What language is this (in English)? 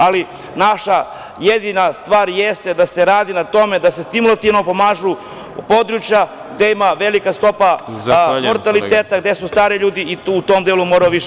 Serbian